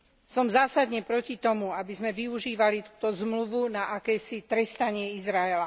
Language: Slovak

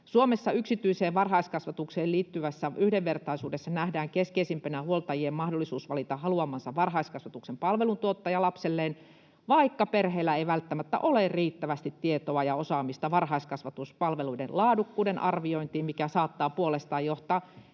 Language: Finnish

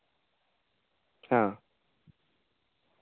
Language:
Santali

